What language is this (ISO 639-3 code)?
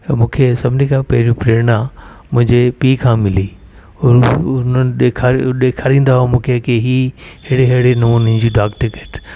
snd